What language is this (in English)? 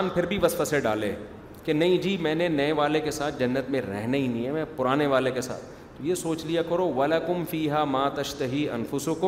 Urdu